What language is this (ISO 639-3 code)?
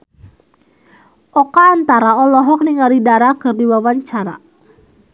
sun